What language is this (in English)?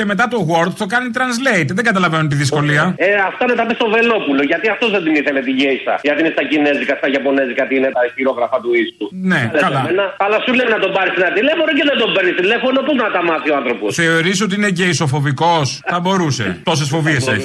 Greek